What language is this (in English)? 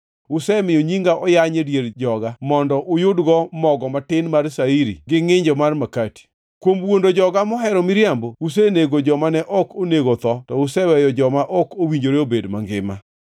Luo (Kenya and Tanzania)